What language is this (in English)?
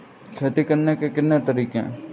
Hindi